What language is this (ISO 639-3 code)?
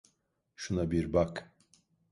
tur